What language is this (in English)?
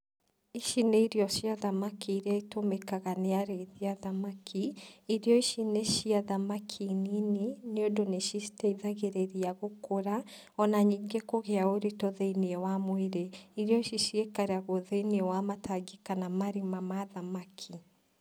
Kikuyu